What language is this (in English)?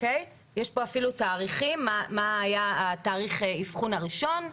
Hebrew